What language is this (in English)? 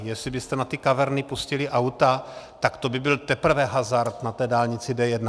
Czech